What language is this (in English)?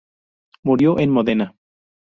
Spanish